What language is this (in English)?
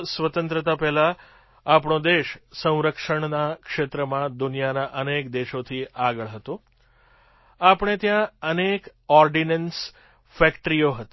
Gujarati